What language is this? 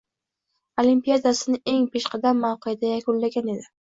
Uzbek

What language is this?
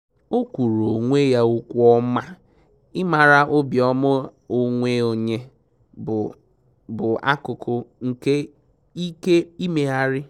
Igbo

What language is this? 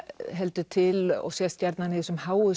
Icelandic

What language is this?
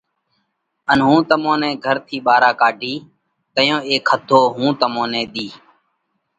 Parkari Koli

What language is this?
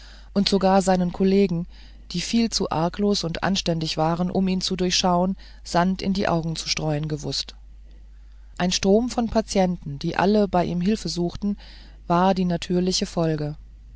German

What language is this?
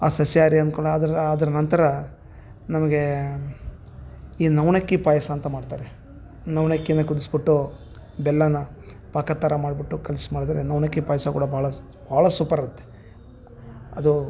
Kannada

